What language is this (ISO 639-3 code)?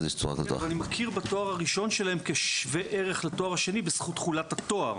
heb